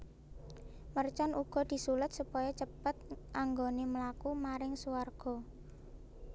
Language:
Javanese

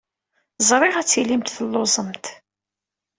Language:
Kabyle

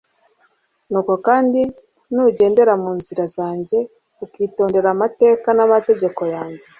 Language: Kinyarwanda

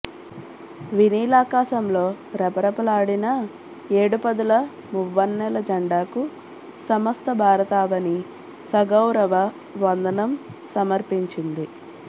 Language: Telugu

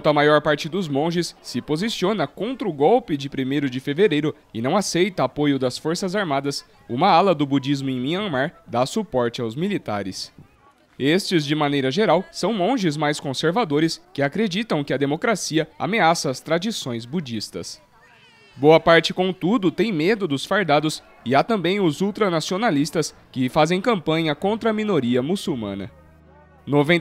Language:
Portuguese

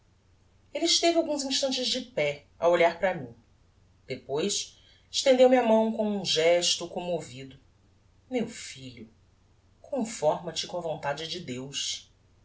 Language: Portuguese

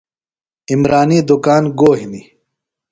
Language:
Phalura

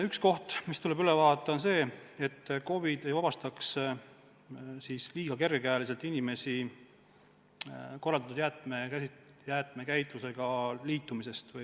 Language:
Estonian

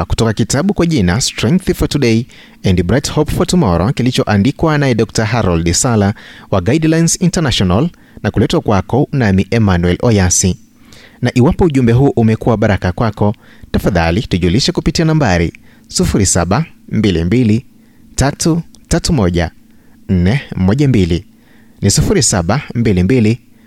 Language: Swahili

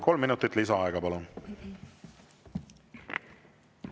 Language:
Estonian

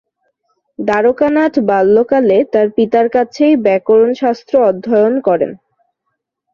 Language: Bangla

